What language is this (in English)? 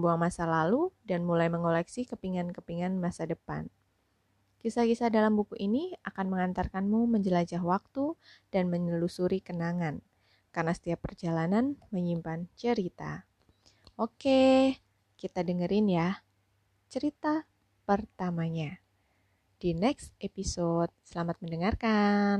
Indonesian